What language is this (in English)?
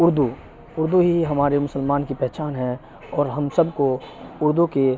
Urdu